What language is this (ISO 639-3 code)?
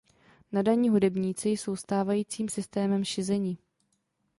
ces